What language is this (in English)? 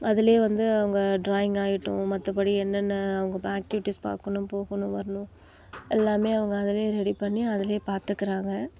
Tamil